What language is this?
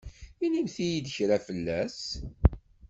Kabyle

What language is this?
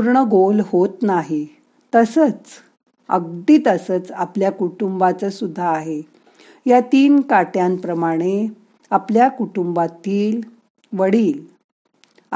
Marathi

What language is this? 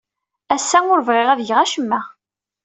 Kabyle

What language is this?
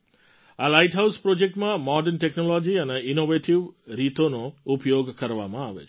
Gujarati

